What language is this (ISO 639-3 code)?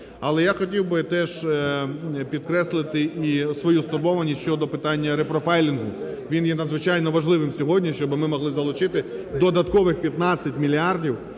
ukr